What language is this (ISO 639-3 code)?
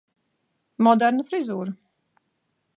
lav